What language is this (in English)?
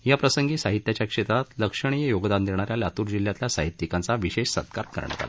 Marathi